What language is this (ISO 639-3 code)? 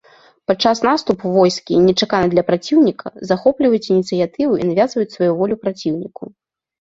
bel